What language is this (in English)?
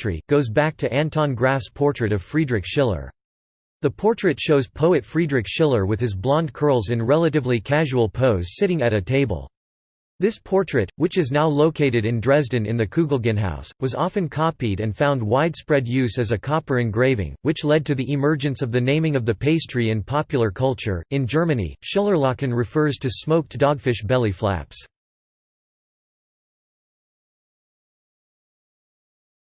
English